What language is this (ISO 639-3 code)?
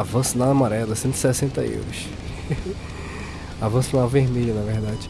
por